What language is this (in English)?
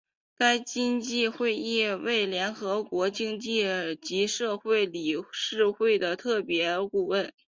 Chinese